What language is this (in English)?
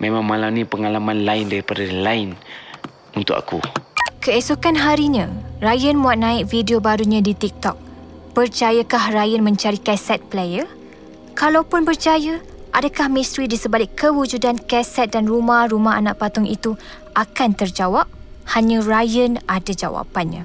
Malay